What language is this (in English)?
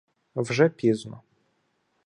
Ukrainian